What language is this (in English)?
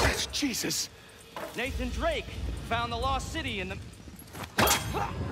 English